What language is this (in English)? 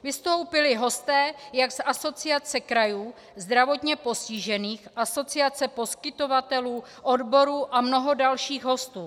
Czech